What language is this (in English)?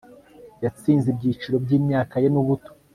Kinyarwanda